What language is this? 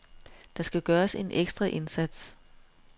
Danish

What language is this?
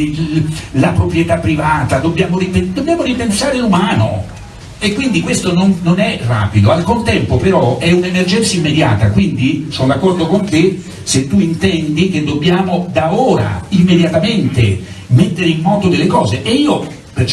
Italian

